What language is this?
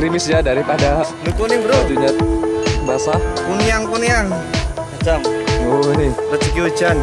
Indonesian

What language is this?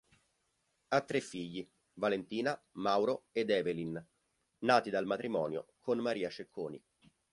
Italian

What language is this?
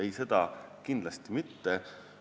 Estonian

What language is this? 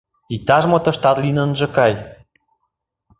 Mari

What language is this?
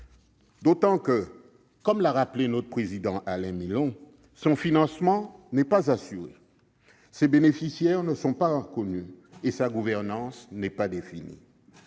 French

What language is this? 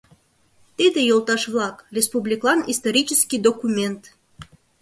Mari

